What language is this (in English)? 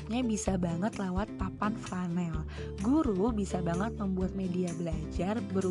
Indonesian